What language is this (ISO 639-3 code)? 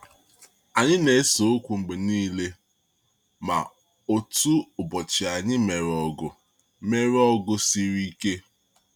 ibo